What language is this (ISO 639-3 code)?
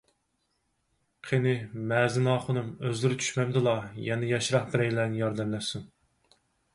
uig